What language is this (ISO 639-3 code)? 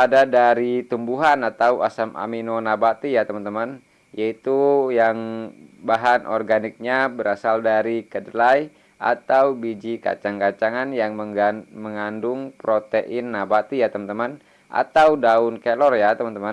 ind